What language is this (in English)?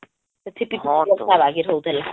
Odia